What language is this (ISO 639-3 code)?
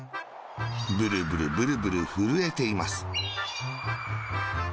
jpn